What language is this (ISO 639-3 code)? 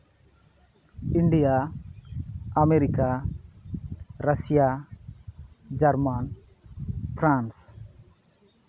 sat